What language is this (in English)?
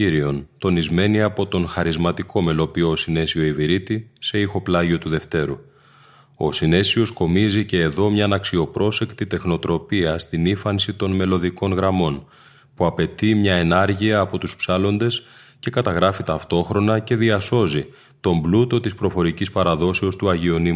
Greek